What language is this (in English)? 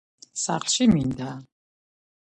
Georgian